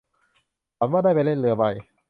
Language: Thai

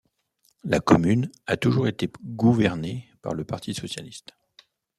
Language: French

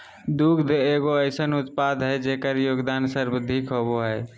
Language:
Magahi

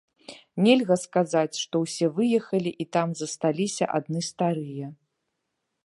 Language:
Belarusian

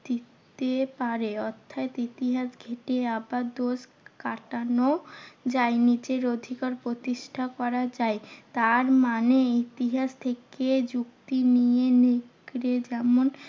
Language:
Bangla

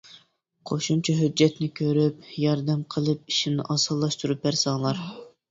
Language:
Uyghur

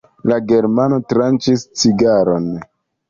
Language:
Esperanto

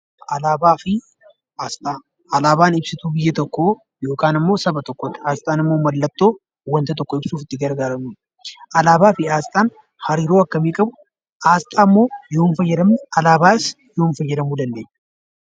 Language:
Oromo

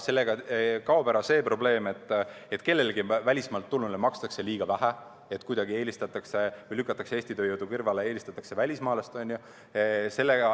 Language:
Estonian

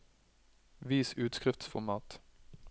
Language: Norwegian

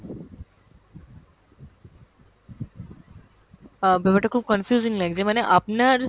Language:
Bangla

